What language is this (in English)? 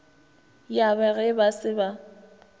Northern Sotho